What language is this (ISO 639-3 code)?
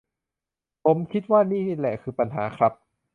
tha